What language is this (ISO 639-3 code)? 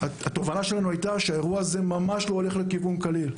heb